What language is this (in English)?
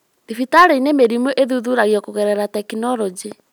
Kikuyu